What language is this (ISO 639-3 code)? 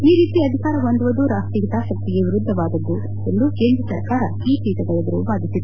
kan